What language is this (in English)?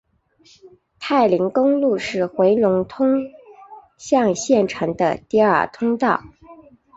Chinese